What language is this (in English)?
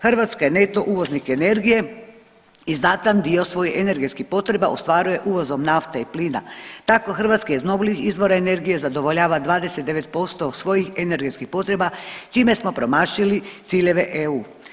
Croatian